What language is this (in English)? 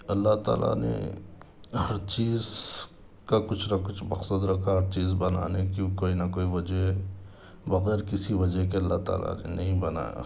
Urdu